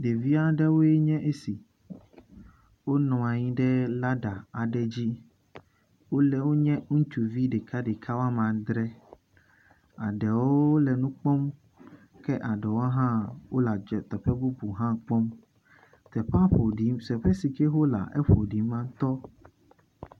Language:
Ewe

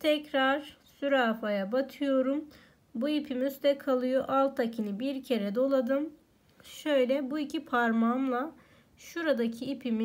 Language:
Turkish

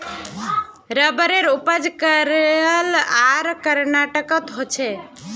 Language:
Magahi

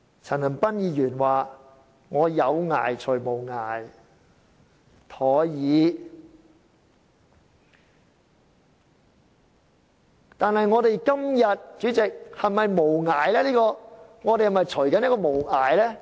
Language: Cantonese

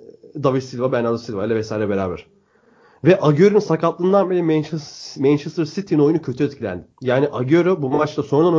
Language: Turkish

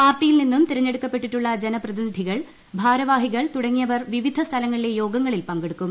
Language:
Malayalam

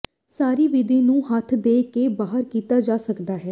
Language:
Punjabi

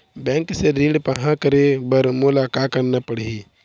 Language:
Chhattisgarhi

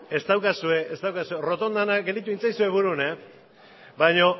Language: Basque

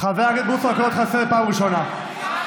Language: Hebrew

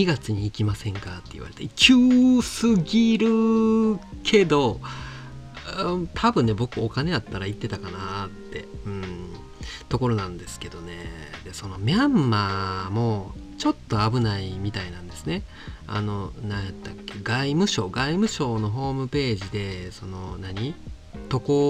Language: Japanese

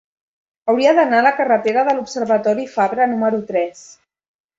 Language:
Catalan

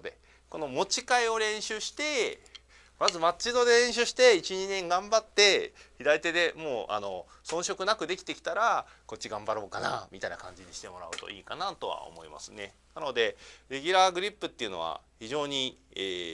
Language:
Japanese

